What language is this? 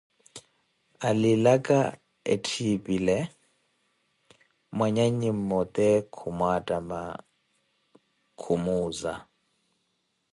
Koti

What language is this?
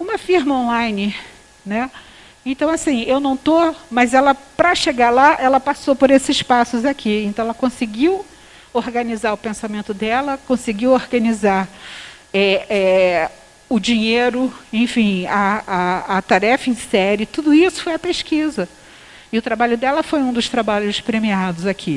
Portuguese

